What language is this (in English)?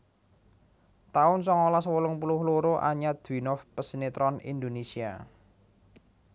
Javanese